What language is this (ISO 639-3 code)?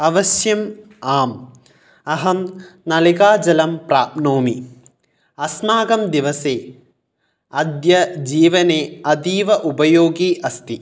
san